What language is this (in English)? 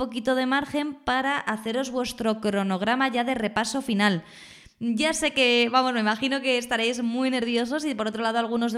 Spanish